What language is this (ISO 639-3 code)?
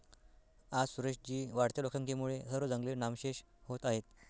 mar